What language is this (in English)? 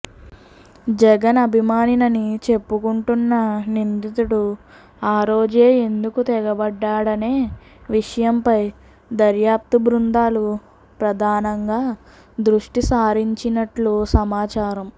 Telugu